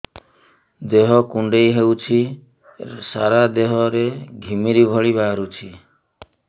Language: Odia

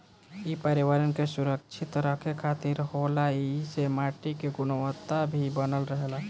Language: Bhojpuri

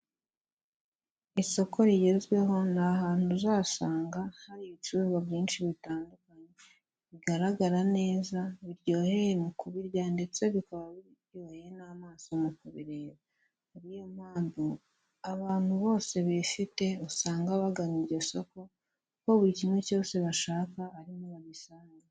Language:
Kinyarwanda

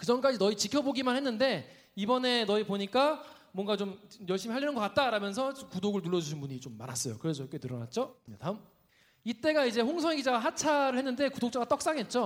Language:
Korean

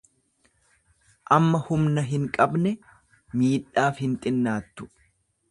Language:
Oromo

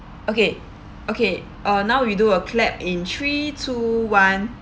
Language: English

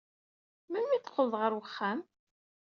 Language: Kabyle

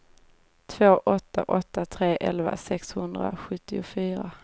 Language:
Swedish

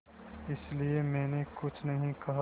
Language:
Hindi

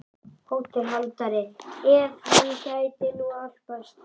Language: Icelandic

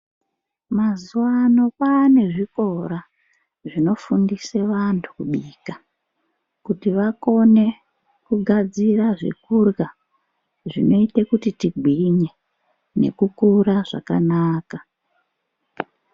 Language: Ndau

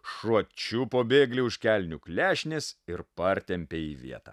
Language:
Lithuanian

